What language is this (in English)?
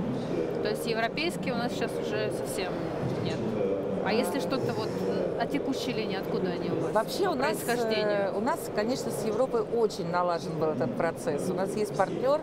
Russian